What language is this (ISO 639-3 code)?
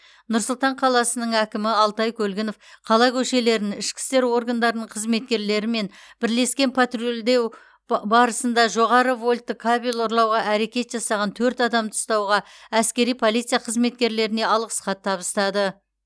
kaz